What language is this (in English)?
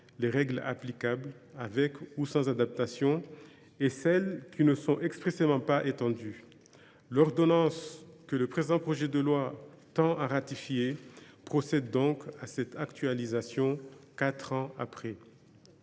French